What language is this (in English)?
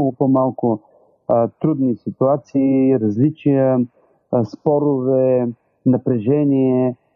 Bulgarian